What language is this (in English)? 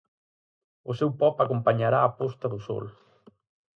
Galician